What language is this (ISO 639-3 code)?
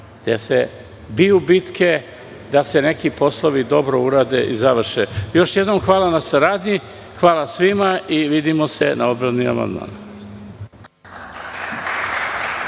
srp